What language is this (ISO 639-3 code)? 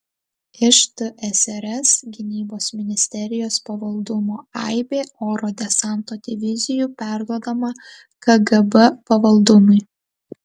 lit